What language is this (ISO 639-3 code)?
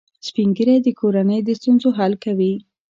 pus